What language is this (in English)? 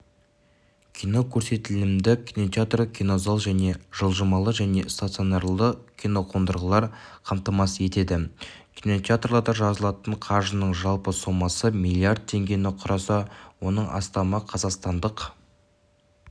Kazakh